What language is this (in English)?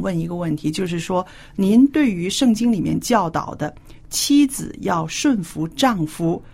Chinese